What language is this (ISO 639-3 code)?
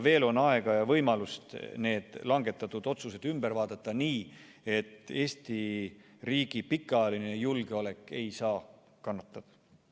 est